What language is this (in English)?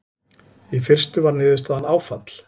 Icelandic